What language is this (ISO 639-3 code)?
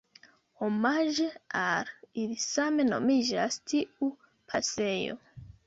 epo